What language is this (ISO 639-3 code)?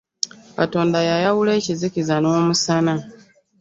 lug